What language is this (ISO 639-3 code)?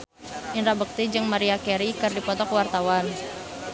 sun